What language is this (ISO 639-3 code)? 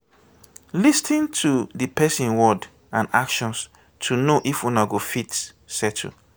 pcm